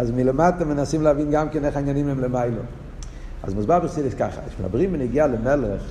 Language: Hebrew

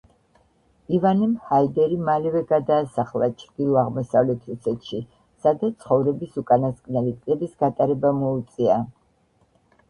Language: Georgian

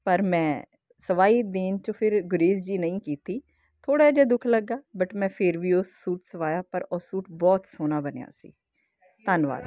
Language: Punjabi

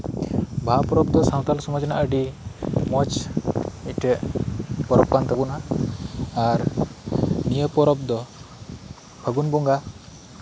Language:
Santali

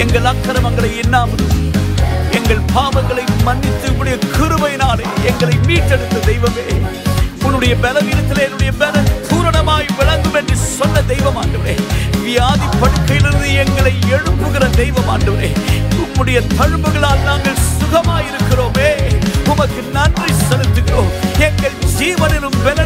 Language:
Urdu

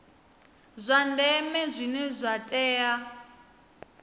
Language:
Venda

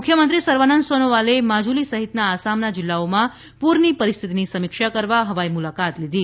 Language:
Gujarati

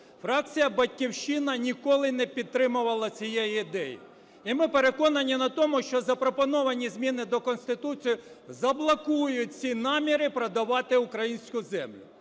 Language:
Ukrainian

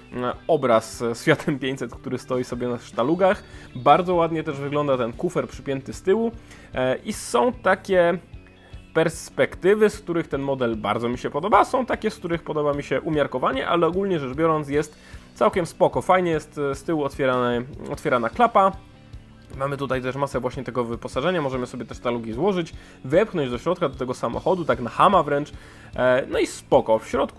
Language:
Polish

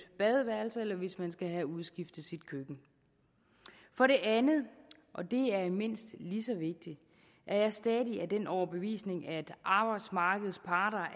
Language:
Danish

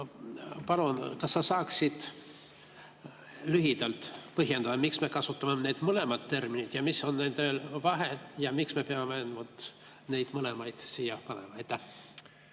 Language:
Estonian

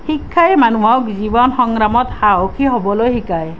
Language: Assamese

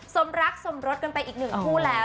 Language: Thai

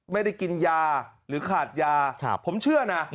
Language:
Thai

